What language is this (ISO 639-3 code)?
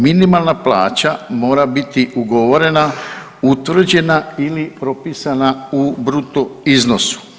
hrv